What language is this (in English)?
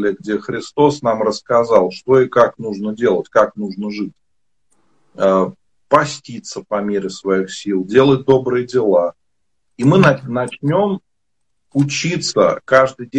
Russian